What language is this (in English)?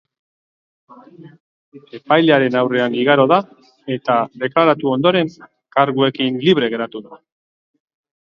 Basque